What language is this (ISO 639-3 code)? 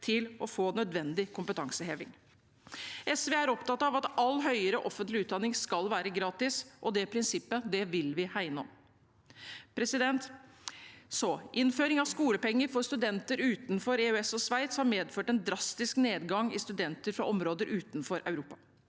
nor